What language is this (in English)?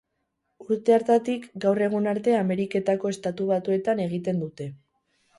Basque